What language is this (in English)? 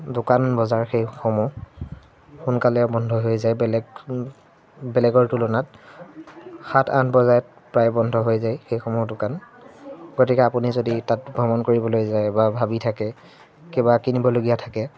Assamese